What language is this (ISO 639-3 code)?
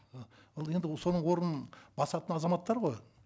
kaz